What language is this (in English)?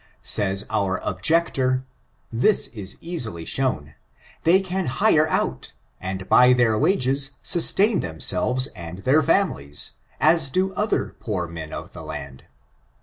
English